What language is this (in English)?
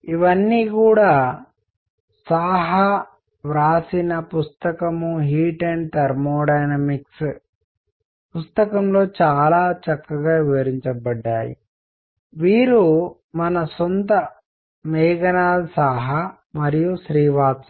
Telugu